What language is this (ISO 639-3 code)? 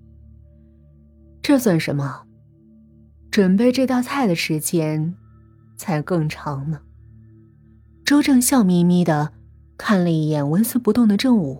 zho